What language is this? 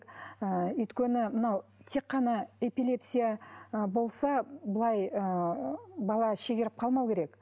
Kazakh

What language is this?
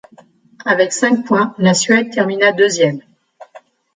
French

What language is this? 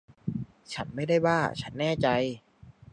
Thai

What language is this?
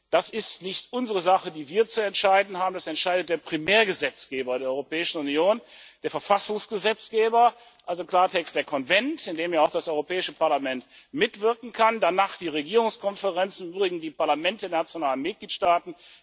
German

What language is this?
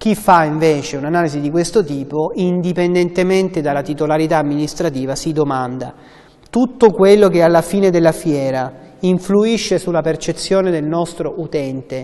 Italian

